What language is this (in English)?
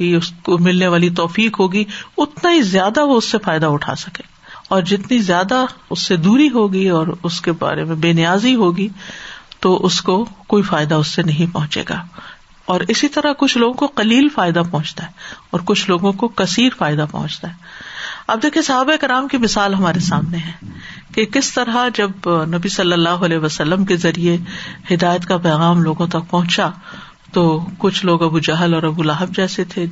Urdu